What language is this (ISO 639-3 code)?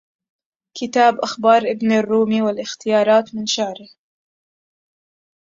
ara